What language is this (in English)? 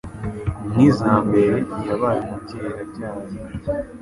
Kinyarwanda